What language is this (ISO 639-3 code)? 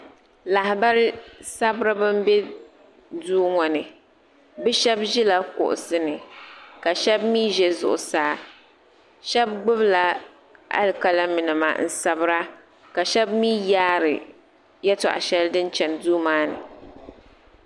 dag